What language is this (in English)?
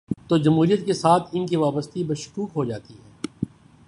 Urdu